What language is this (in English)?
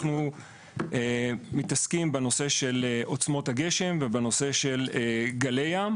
Hebrew